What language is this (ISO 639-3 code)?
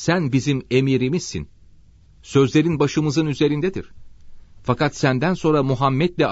tur